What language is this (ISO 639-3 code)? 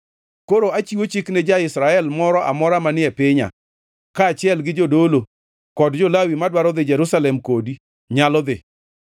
luo